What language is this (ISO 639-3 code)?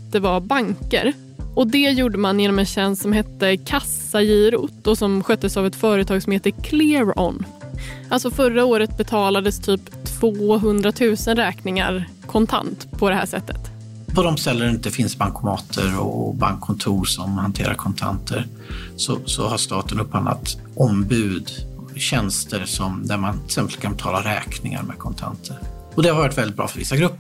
swe